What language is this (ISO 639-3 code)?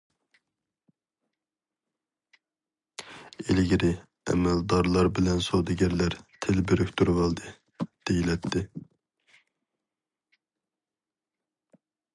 uig